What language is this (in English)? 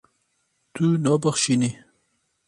Kurdish